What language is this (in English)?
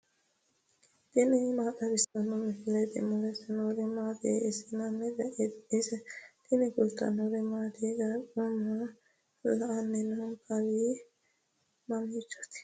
Sidamo